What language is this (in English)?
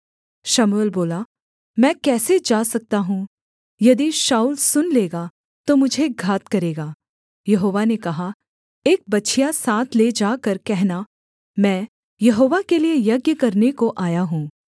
Hindi